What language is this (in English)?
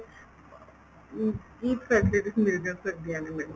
Punjabi